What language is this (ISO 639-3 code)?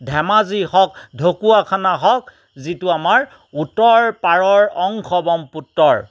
asm